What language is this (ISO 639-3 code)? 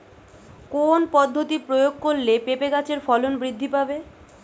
ben